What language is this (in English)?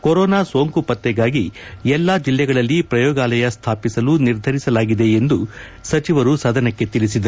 Kannada